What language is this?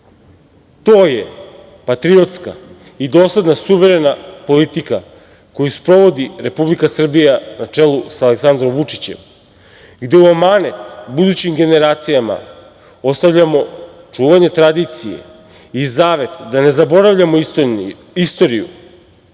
Serbian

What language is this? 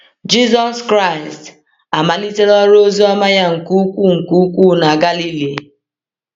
Igbo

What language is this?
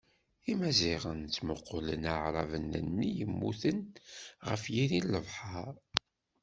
Kabyle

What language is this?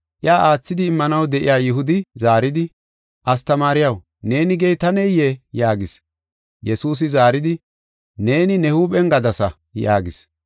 Gofa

